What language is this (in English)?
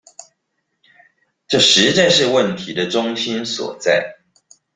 Chinese